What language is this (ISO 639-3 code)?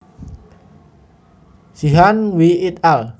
jav